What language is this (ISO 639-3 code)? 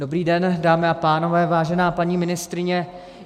ces